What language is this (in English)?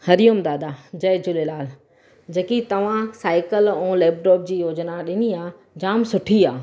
Sindhi